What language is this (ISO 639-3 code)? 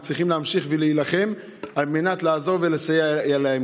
heb